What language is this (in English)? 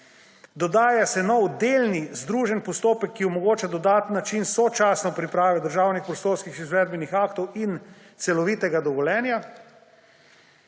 Slovenian